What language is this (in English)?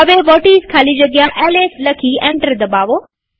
Gujarati